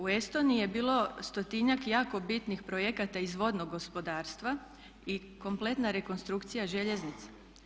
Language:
Croatian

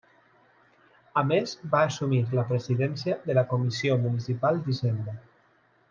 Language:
Catalan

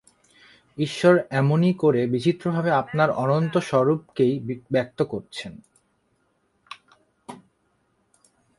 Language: Bangla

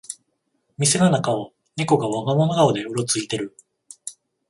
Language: Japanese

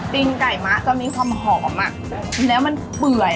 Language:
Thai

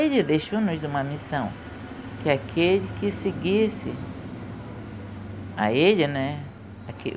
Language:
Portuguese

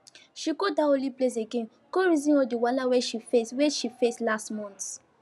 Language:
Nigerian Pidgin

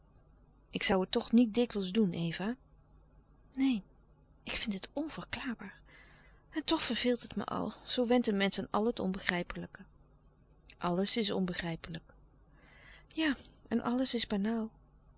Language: Dutch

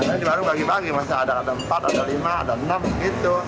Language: Indonesian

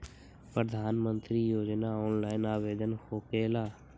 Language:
Magahi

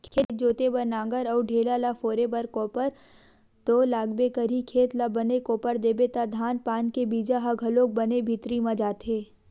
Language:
Chhattisgarhi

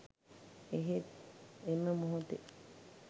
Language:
Sinhala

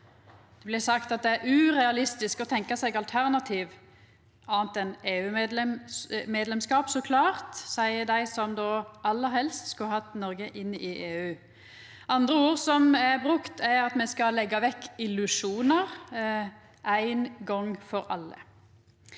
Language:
Norwegian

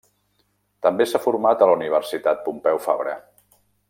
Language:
Catalan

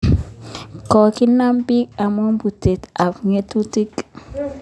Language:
Kalenjin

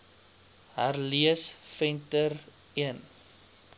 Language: Afrikaans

